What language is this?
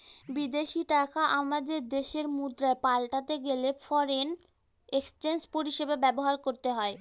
Bangla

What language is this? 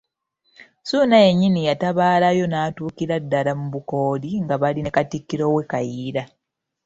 Ganda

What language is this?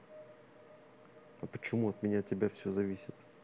Russian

